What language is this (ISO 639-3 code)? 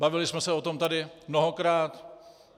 ces